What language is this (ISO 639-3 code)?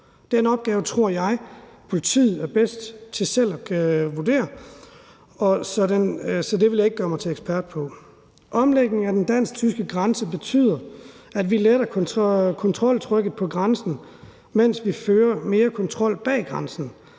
dan